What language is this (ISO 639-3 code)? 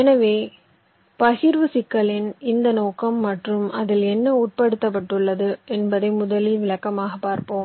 tam